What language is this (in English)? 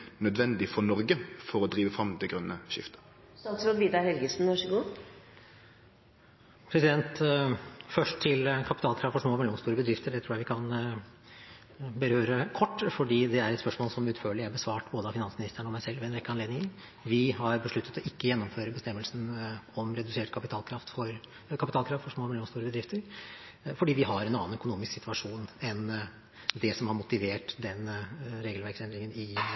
Norwegian